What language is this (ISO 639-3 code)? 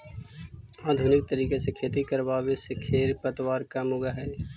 mag